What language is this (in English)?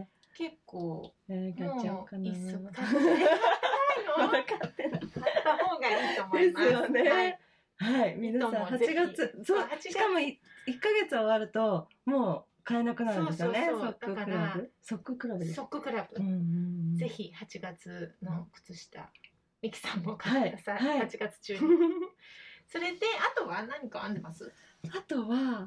Japanese